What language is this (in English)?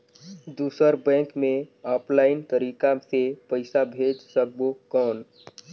Chhattisgarhi